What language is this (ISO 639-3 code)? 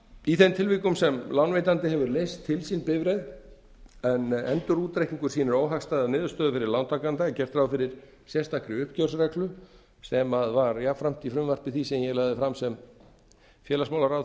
isl